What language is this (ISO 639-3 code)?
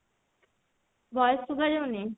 ori